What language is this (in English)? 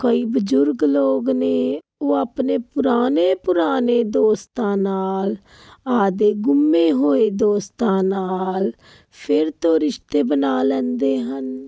Punjabi